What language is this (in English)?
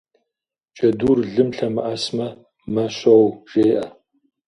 Kabardian